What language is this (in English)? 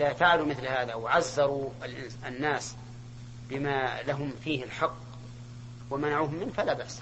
Arabic